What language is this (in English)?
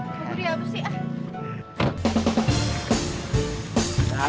Indonesian